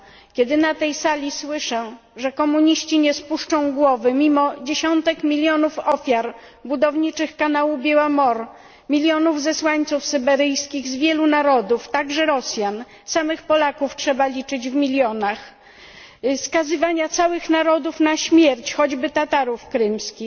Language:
Polish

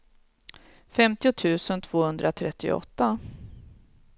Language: Swedish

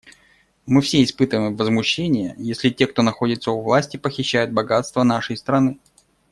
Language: Russian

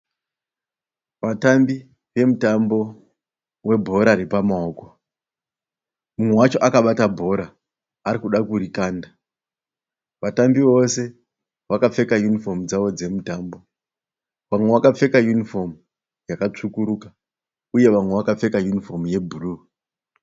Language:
Shona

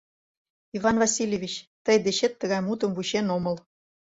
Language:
Mari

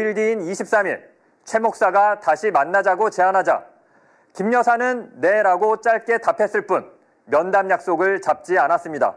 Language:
Korean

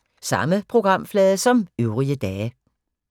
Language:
Danish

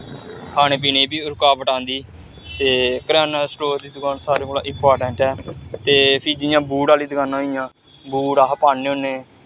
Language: Dogri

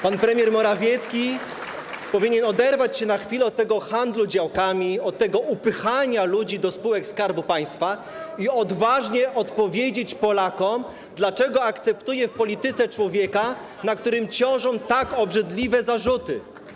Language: Polish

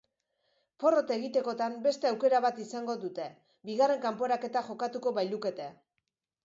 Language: Basque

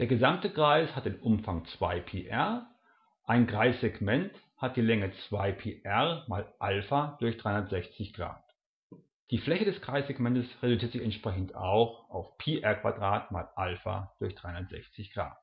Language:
German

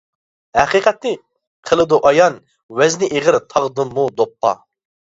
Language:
Uyghur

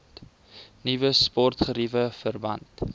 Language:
Afrikaans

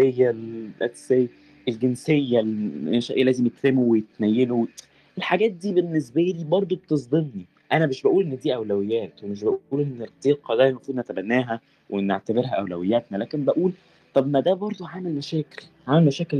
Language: Arabic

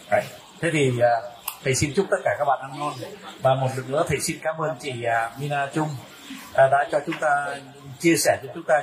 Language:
Vietnamese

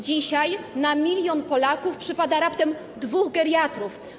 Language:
Polish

